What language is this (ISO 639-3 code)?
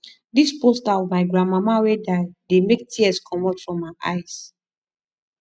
pcm